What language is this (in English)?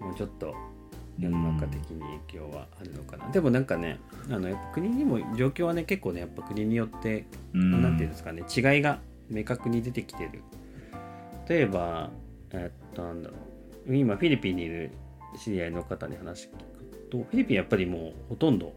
Japanese